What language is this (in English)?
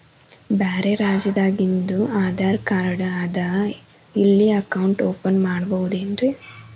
Kannada